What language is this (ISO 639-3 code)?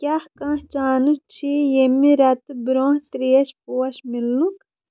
kas